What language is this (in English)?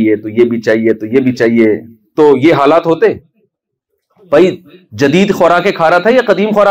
Urdu